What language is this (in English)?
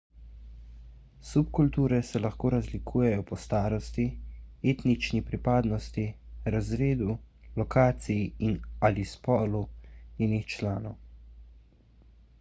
Slovenian